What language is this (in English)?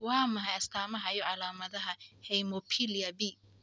Somali